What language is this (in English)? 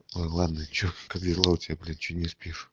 Russian